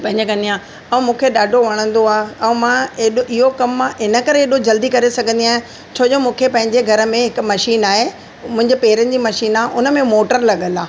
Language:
Sindhi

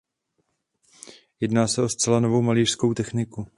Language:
Czech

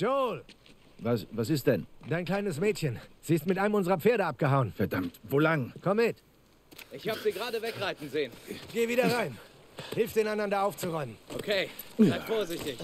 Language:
German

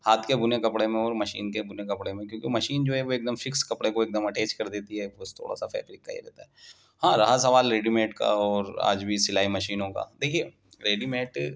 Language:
Urdu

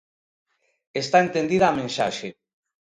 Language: Galician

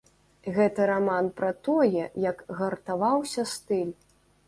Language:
Belarusian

